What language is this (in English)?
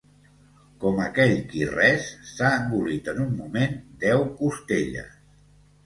Catalan